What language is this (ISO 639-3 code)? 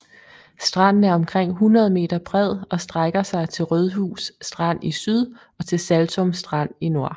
dan